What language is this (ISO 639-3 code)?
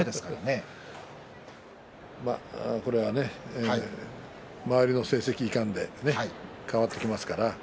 jpn